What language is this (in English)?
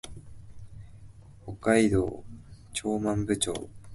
Japanese